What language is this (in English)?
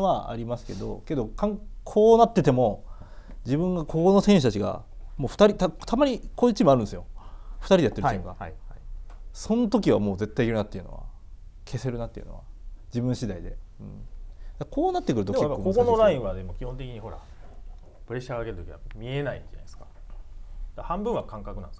Japanese